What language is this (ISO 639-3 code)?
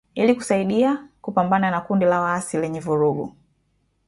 swa